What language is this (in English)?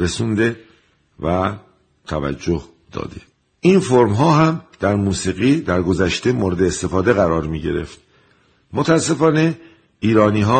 Persian